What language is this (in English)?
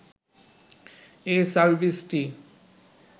Bangla